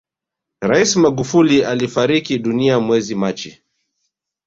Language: Swahili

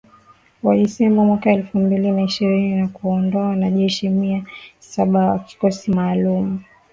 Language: Swahili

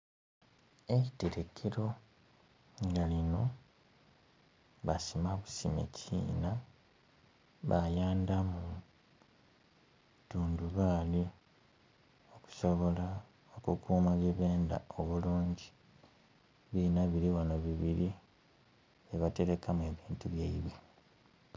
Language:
Soga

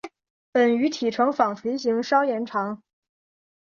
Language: Chinese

